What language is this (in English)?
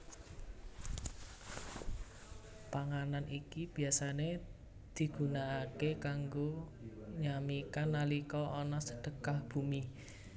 Javanese